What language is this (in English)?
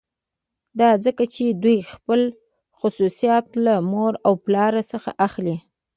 Pashto